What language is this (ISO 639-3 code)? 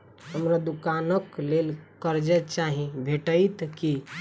mai